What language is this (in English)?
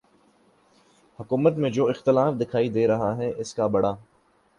Urdu